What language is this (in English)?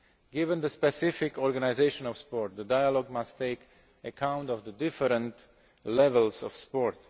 English